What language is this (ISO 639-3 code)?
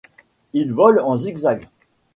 fra